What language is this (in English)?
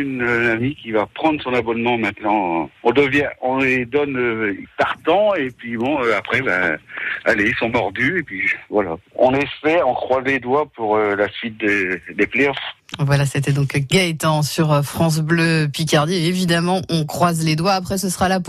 French